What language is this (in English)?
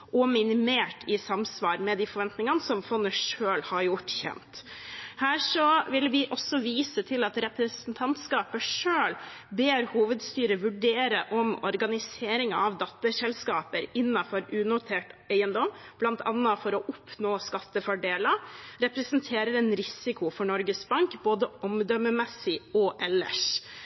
Norwegian Bokmål